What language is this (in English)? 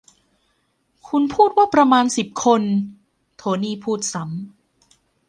Thai